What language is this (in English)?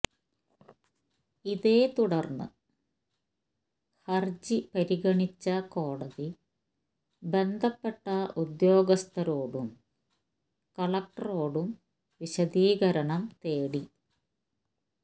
Malayalam